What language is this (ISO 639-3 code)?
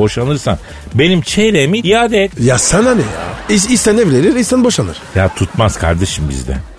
tur